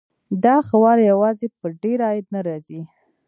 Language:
Pashto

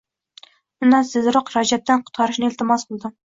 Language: Uzbek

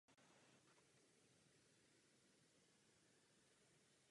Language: Czech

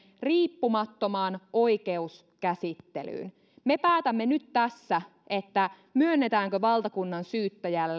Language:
Finnish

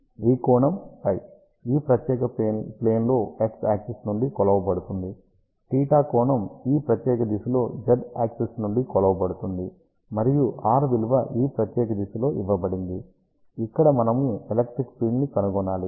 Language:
Telugu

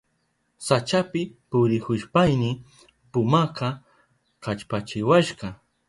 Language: Southern Pastaza Quechua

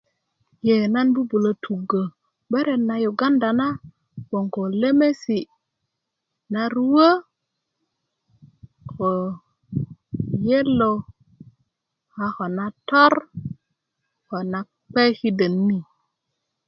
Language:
Kuku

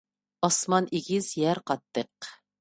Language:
Uyghur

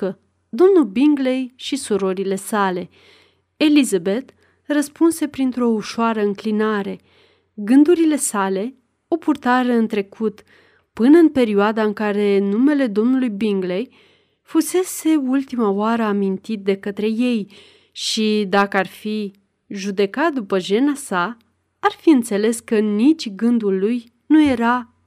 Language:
Romanian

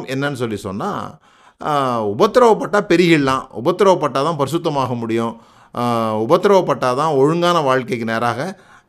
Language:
Tamil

